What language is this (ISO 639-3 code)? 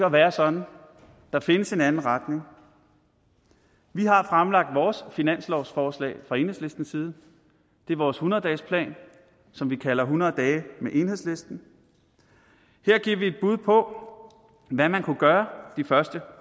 dan